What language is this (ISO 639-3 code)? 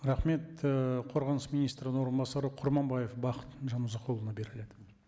kaz